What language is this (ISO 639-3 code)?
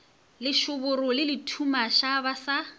nso